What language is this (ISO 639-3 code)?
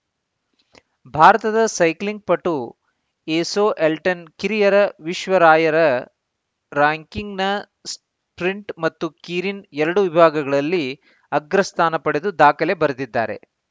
kan